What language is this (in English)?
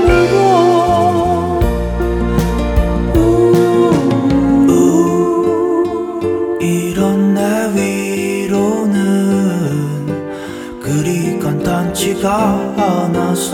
Korean